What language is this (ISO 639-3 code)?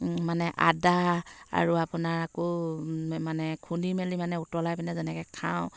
asm